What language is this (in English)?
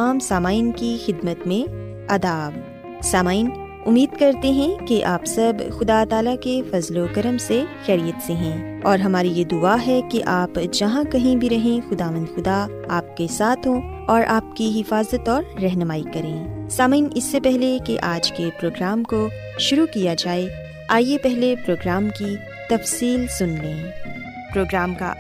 Urdu